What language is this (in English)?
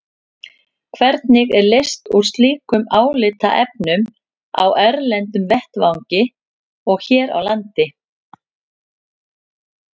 Icelandic